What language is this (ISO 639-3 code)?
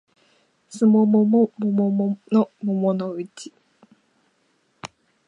jpn